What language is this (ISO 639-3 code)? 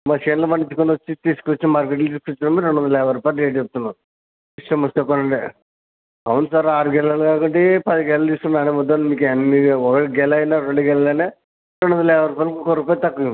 tel